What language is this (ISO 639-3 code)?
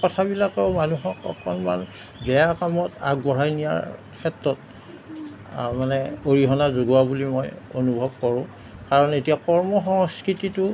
asm